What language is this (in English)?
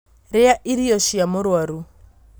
Kikuyu